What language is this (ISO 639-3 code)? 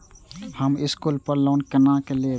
mai